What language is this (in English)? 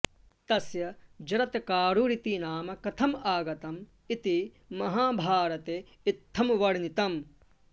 Sanskrit